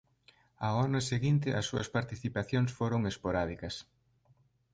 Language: Galician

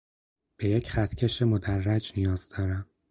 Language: Persian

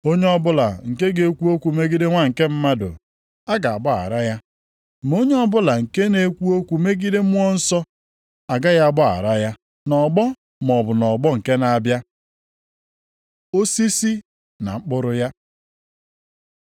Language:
Igbo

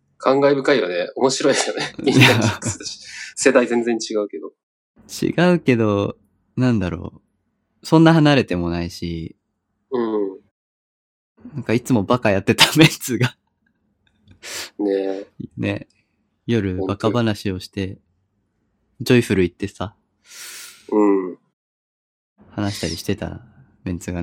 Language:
Japanese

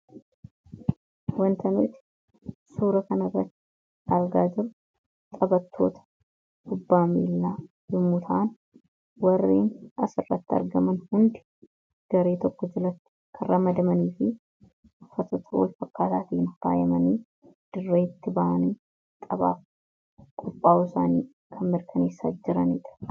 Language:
Oromo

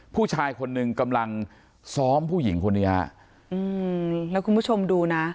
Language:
Thai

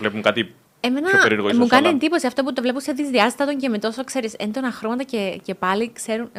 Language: Greek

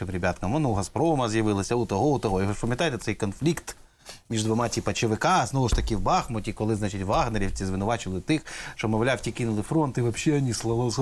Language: Ukrainian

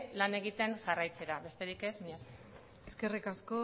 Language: Basque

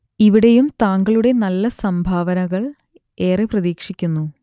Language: Malayalam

